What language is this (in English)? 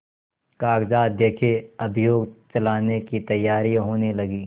Hindi